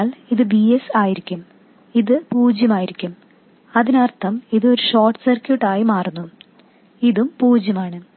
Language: Malayalam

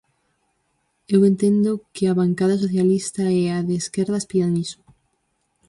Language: Galician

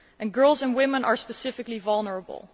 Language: English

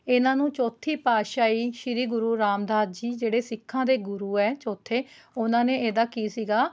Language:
Punjabi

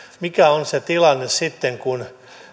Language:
Finnish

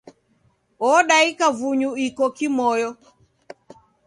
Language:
Taita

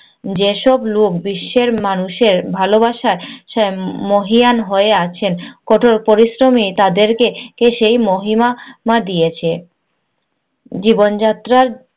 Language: Bangla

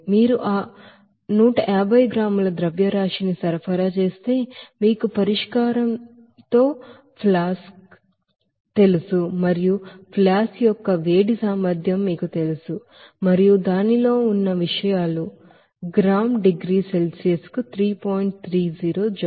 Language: Telugu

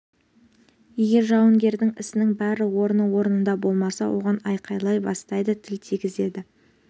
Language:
Kazakh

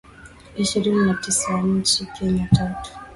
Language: Swahili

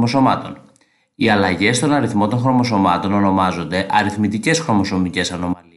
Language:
Greek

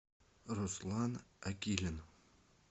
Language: Russian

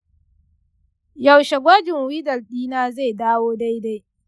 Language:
Hausa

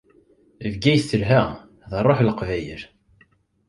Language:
Kabyle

